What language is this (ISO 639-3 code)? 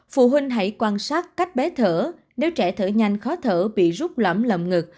vie